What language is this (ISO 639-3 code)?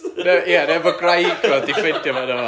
cym